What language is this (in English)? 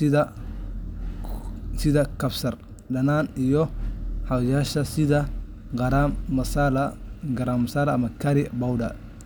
Somali